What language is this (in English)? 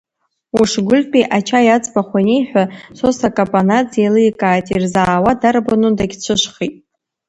Abkhazian